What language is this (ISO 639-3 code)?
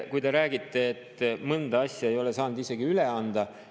est